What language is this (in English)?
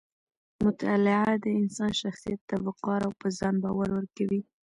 Pashto